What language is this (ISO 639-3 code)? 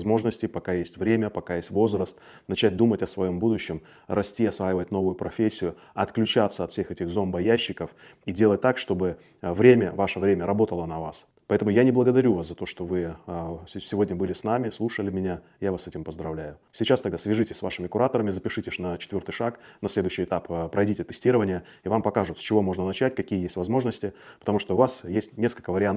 rus